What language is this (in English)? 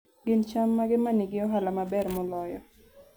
Luo (Kenya and Tanzania)